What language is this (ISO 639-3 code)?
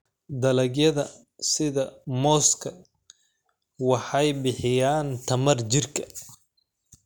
som